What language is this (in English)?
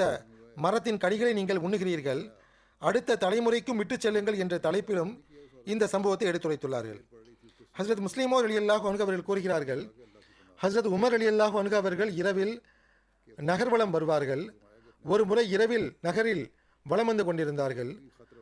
Tamil